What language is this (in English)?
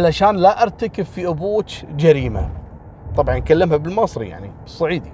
Arabic